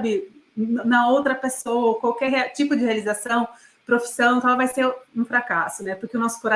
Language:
Portuguese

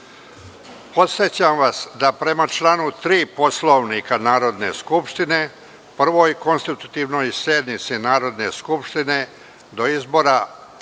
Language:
Serbian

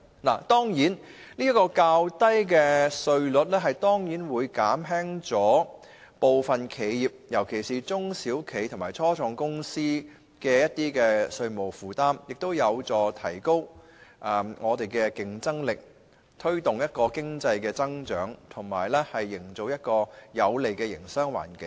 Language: Cantonese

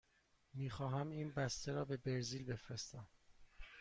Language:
Persian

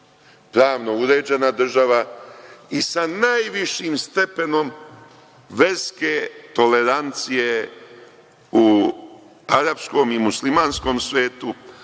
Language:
Serbian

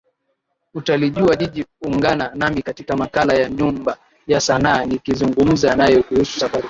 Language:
Swahili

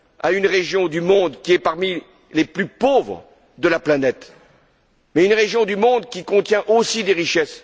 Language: French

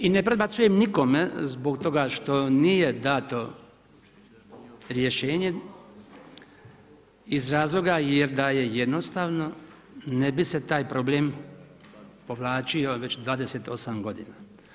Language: Croatian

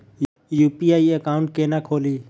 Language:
Maithili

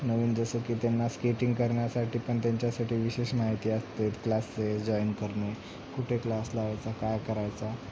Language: Marathi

